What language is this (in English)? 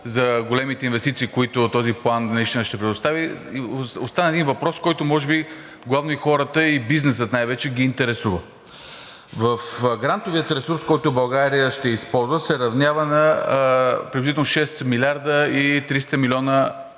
Bulgarian